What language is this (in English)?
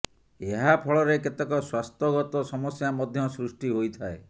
Odia